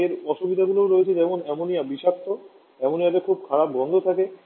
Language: Bangla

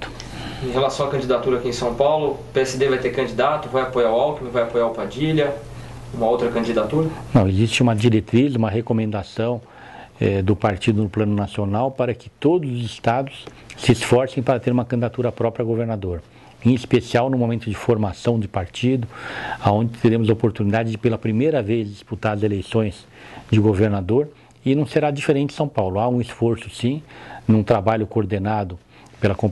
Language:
Portuguese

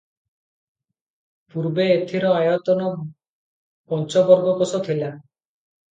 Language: Odia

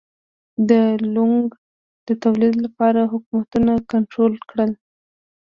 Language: Pashto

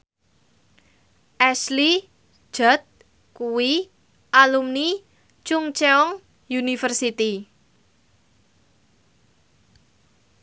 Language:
Javanese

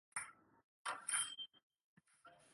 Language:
Chinese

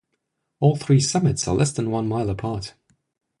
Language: English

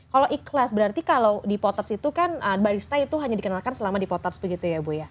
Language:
Indonesian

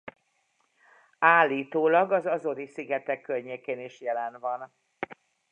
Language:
Hungarian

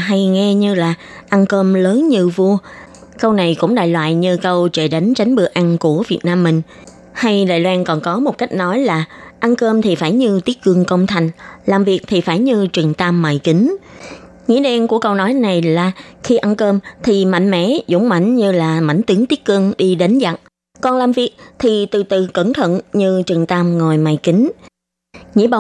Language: Vietnamese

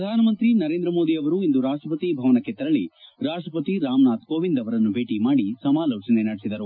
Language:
Kannada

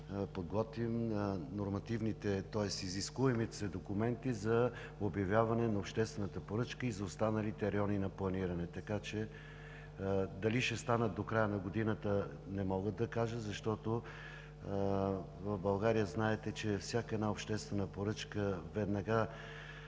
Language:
Bulgarian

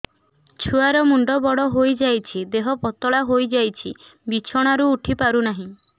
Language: Odia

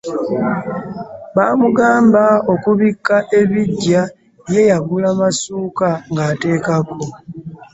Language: Ganda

